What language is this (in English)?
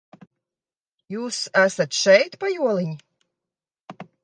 Latvian